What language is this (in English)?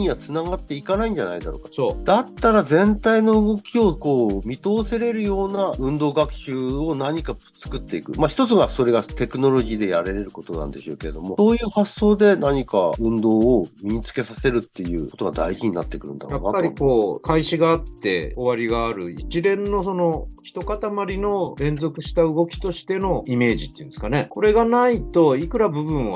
Japanese